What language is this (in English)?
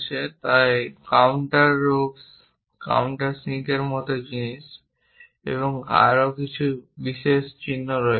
Bangla